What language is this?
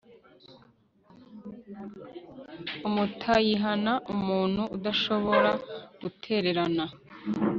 Kinyarwanda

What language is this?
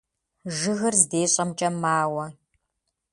Kabardian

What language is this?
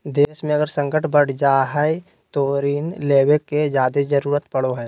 Magahi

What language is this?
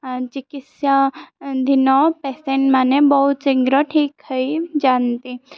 Odia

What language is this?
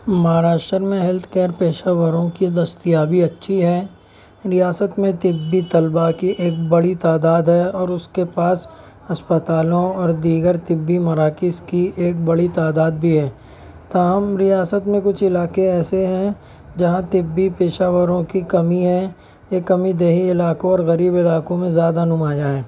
Urdu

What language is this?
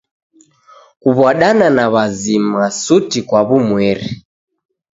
Taita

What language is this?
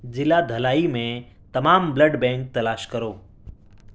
Urdu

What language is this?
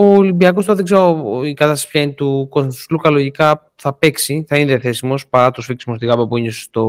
Greek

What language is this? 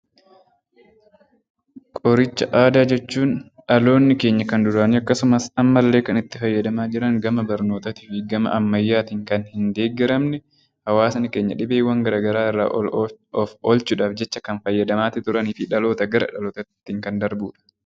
Oromo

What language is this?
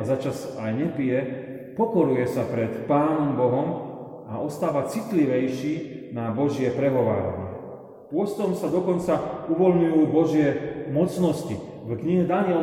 Slovak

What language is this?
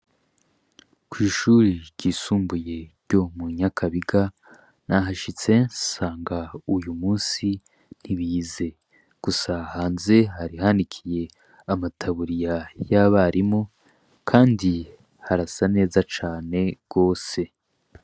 Rundi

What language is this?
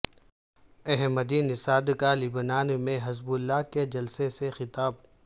Urdu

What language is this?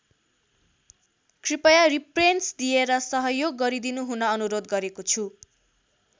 Nepali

